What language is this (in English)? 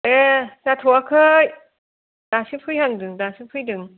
Bodo